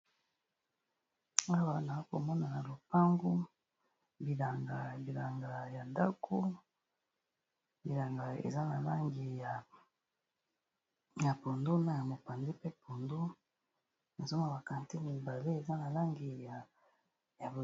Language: Lingala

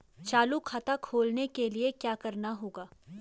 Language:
Hindi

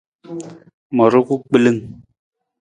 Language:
Nawdm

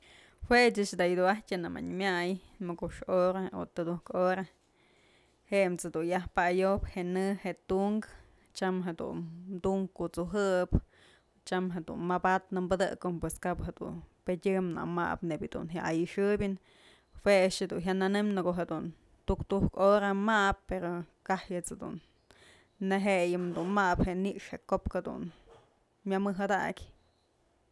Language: Mazatlán Mixe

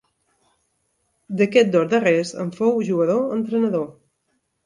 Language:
Catalan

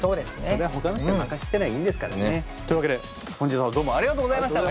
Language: Japanese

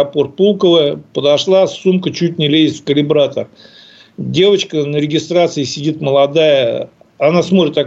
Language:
Russian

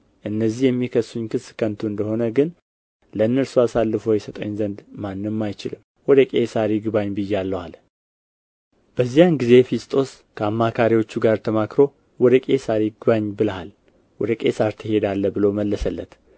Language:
Amharic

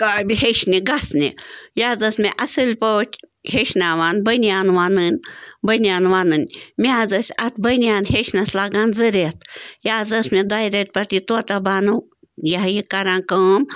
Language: Kashmiri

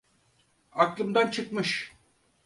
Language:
Turkish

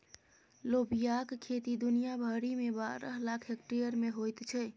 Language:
Maithili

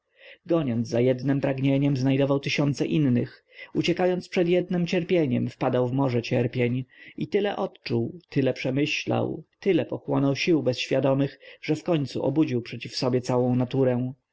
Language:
Polish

